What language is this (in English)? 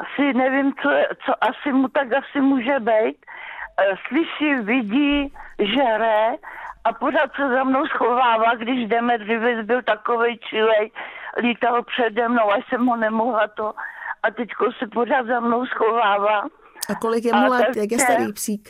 Czech